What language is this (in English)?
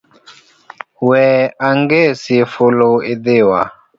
Luo (Kenya and Tanzania)